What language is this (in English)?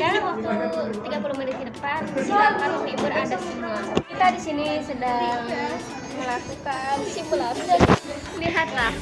Indonesian